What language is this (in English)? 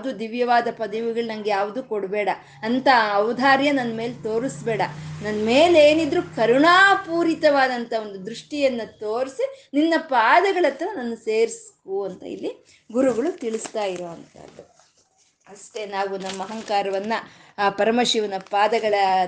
Kannada